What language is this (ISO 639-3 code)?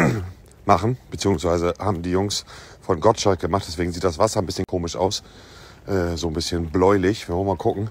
deu